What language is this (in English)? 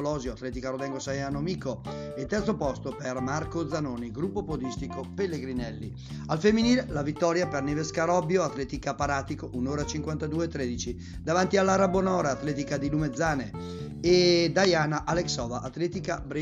Italian